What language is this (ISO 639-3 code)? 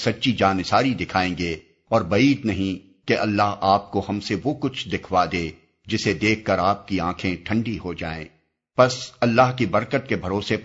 urd